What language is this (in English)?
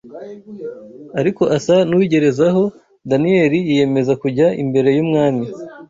Kinyarwanda